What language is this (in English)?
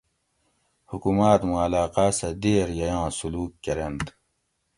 Gawri